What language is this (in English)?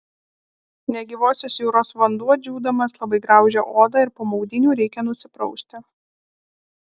Lithuanian